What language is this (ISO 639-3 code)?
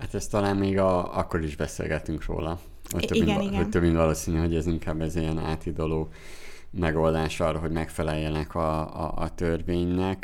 hun